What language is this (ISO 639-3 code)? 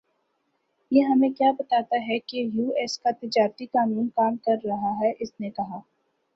urd